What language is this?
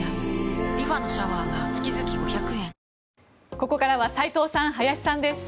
Japanese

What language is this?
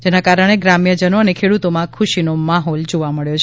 Gujarati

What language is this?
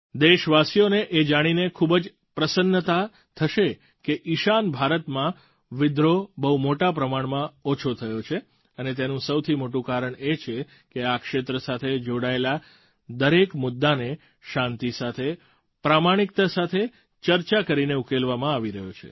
Gujarati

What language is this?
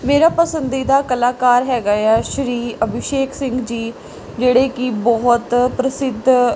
Punjabi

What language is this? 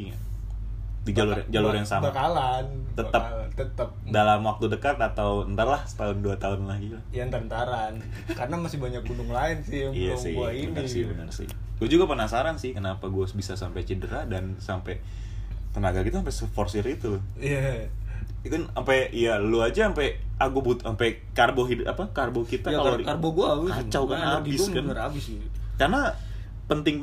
Indonesian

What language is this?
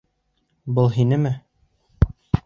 Bashkir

